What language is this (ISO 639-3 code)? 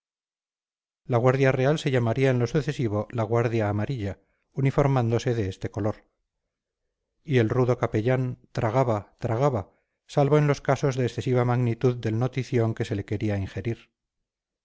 spa